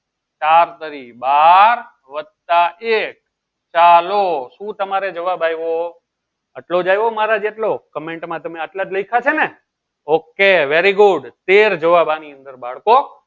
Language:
Gujarati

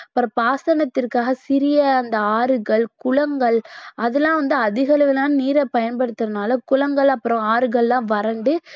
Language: Tamil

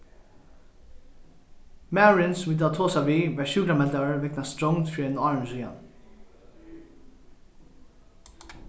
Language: Faroese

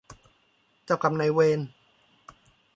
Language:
Thai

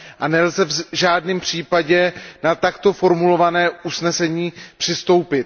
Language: Czech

